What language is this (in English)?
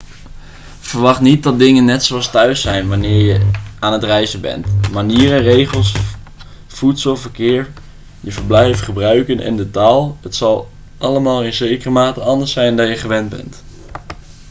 Dutch